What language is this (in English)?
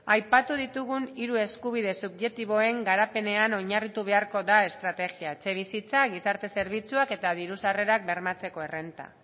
Basque